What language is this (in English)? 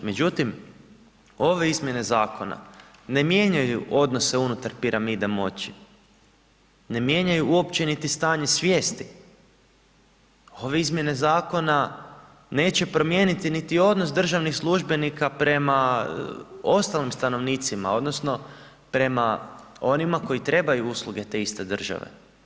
Croatian